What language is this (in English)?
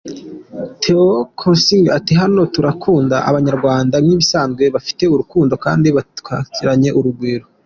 Kinyarwanda